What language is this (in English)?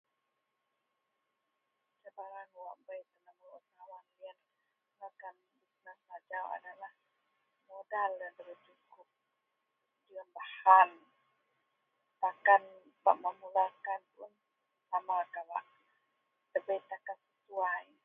Central Melanau